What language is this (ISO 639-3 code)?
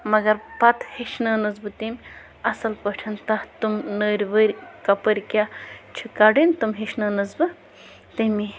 kas